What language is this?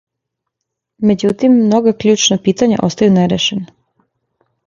Serbian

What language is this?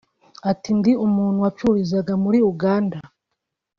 Kinyarwanda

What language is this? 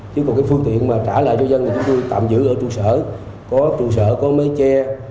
Vietnamese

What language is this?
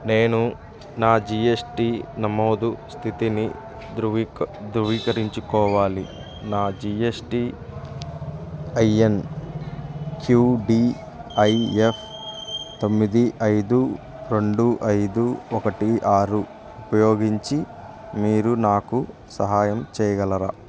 Telugu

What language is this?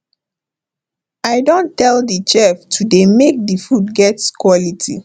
Nigerian Pidgin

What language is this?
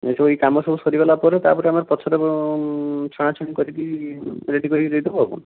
Odia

